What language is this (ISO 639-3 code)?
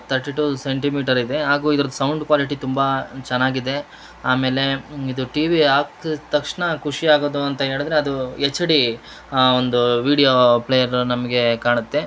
kan